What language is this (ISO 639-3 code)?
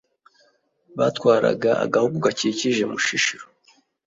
kin